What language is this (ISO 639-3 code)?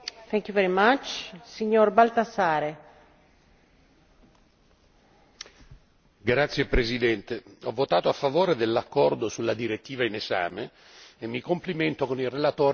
ita